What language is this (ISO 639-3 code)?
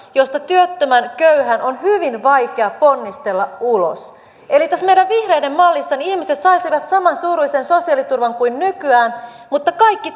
fin